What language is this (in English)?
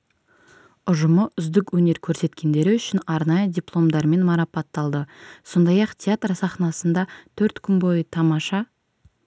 Kazakh